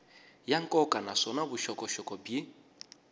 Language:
Tsonga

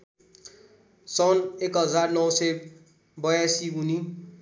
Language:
Nepali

